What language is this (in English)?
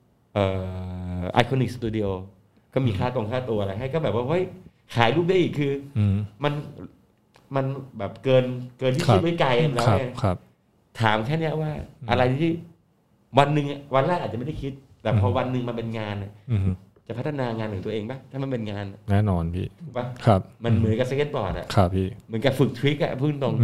Thai